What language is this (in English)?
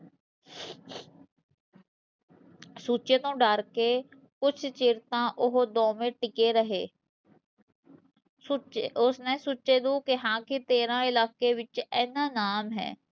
Punjabi